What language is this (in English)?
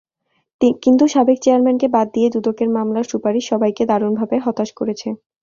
Bangla